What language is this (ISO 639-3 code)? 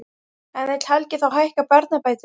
isl